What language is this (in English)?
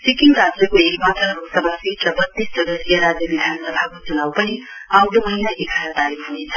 Nepali